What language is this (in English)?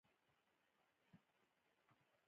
Pashto